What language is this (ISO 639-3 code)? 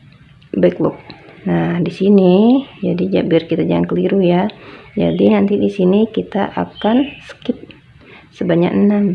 ind